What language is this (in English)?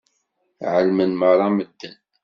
Kabyle